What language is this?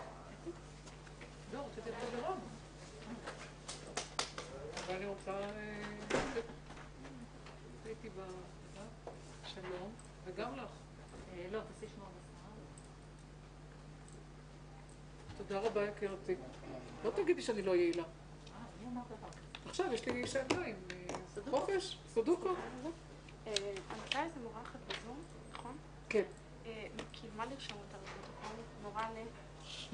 Hebrew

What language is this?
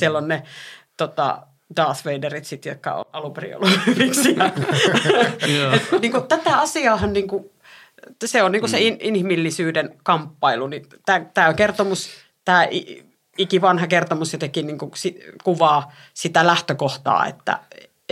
Finnish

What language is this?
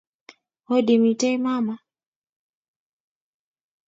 Kalenjin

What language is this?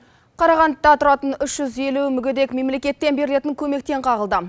Kazakh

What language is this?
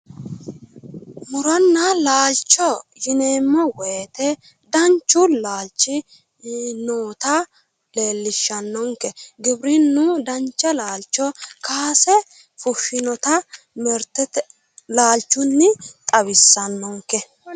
Sidamo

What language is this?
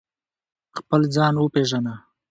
Pashto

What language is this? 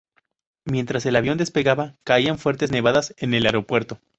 Spanish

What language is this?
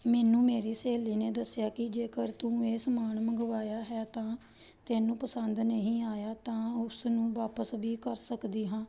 Punjabi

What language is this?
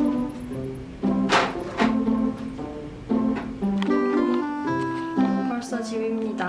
Korean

